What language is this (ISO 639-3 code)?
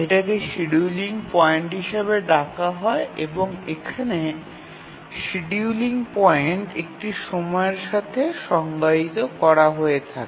ben